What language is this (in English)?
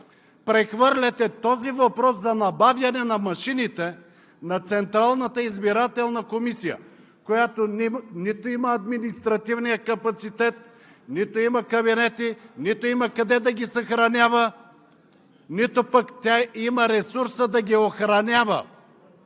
Bulgarian